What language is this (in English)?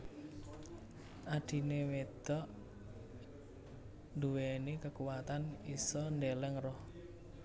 Javanese